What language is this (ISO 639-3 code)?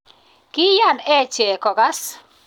kln